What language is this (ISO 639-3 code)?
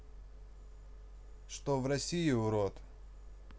rus